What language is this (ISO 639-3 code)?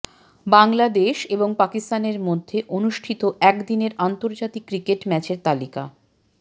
ben